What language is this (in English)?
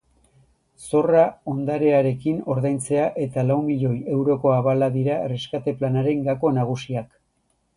Basque